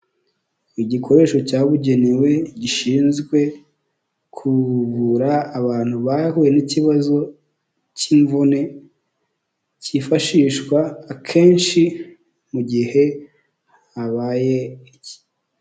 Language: Kinyarwanda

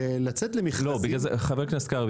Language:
Hebrew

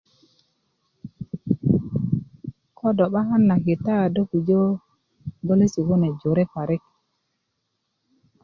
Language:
Kuku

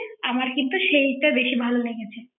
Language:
Bangla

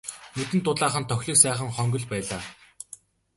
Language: Mongolian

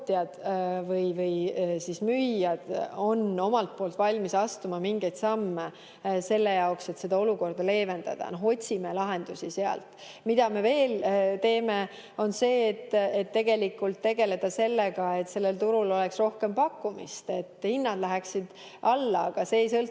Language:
Estonian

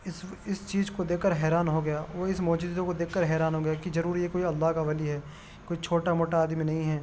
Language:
Urdu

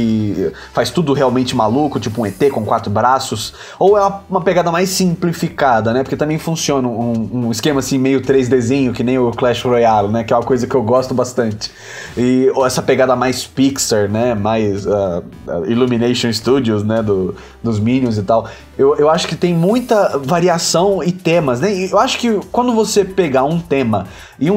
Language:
Portuguese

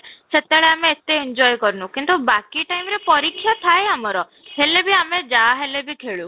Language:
Odia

